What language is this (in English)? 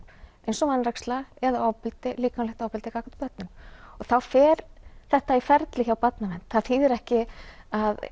Icelandic